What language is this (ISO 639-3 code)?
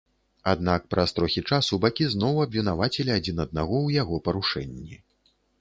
bel